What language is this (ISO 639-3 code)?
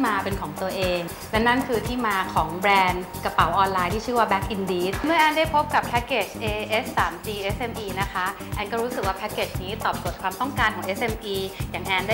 tha